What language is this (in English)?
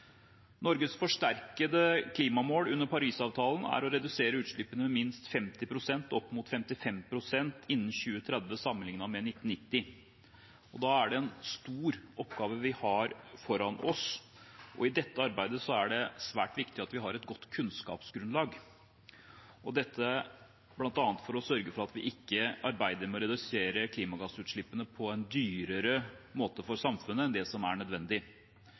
Norwegian Bokmål